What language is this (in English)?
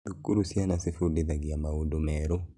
Kikuyu